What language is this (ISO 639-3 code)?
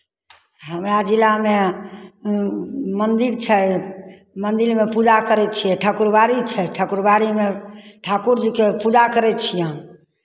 mai